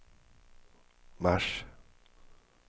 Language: Swedish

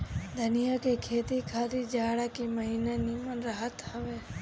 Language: Bhojpuri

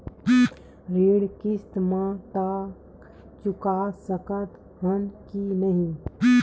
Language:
Chhattisgarhi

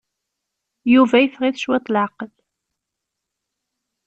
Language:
Kabyle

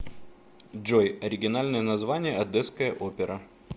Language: Russian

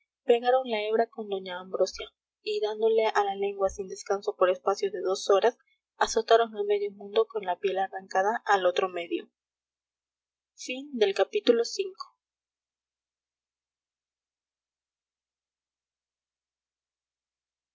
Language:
Spanish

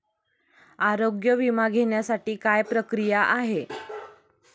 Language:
Marathi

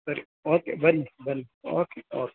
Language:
Kannada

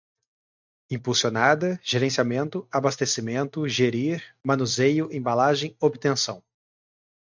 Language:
Portuguese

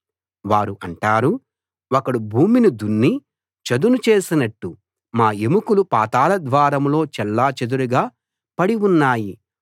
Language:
Telugu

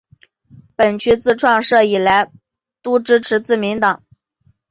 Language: Chinese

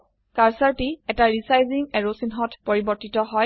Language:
Assamese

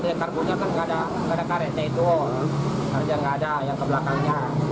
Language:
Indonesian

